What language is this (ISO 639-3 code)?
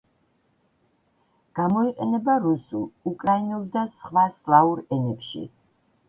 kat